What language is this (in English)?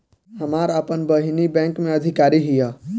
Bhojpuri